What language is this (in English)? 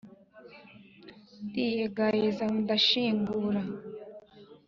Kinyarwanda